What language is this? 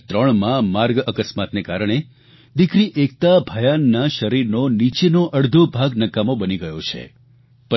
Gujarati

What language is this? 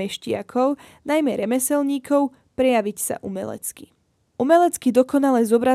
Slovak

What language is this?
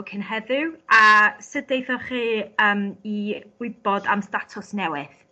Welsh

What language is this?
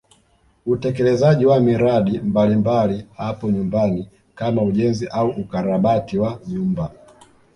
Swahili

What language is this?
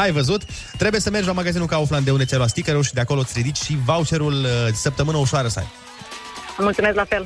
Romanian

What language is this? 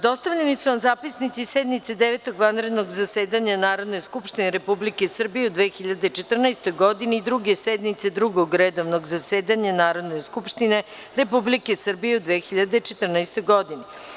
Serbian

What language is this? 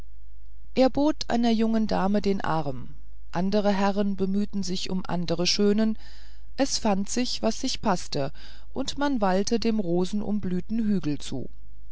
German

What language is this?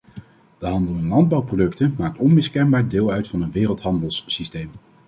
Dutch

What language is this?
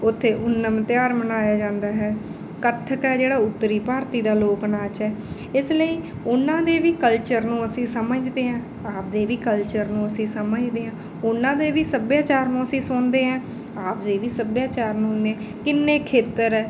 Punjabi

